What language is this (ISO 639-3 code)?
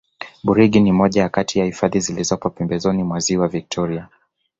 swa